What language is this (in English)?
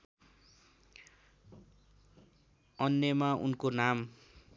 Nepali